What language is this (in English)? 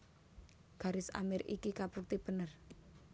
Javanese